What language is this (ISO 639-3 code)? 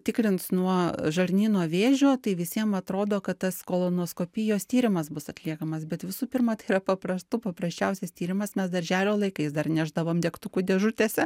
lit